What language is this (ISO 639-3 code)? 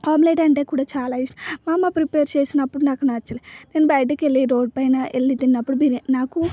tel